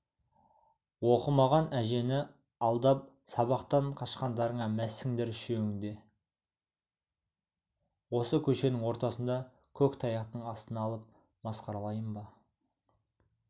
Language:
Kazakh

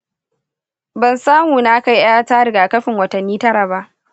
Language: Hausa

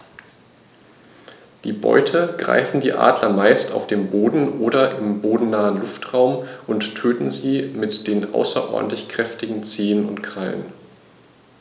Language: German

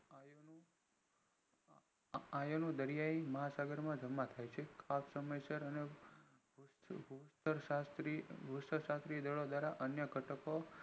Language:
Gujarati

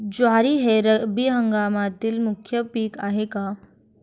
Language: Marathi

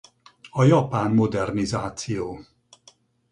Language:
Hungarian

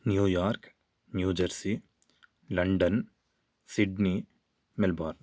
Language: Sanskrit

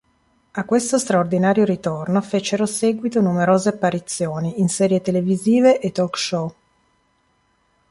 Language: Italian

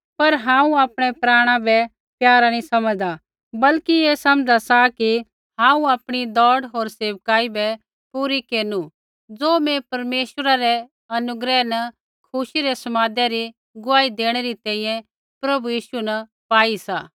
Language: Kullu Pahari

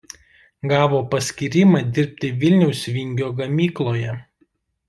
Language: Lithuanian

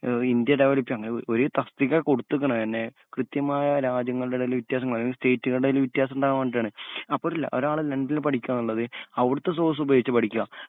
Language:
Malayalam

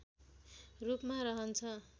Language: Nepali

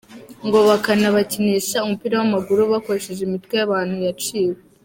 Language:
Kinyarwanda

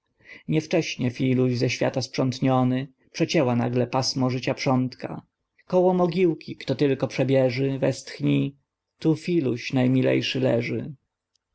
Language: Polish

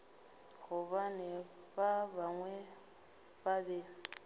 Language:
Northern Sotho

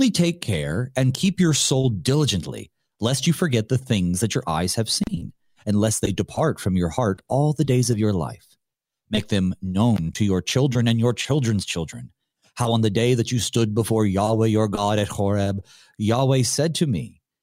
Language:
English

